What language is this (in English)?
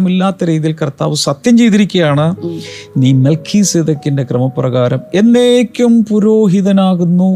Malayalam